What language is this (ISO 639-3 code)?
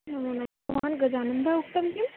san